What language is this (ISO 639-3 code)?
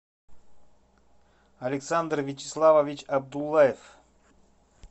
rus